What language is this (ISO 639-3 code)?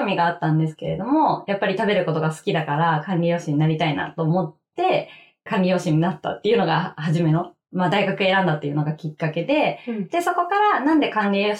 jpn